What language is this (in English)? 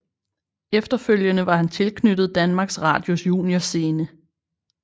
Danish